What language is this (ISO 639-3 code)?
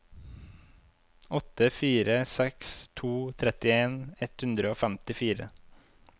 nor